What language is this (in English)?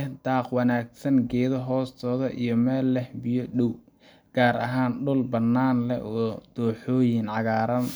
Somali